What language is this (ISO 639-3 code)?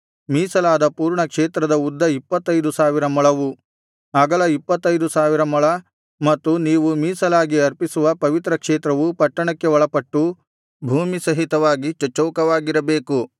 kan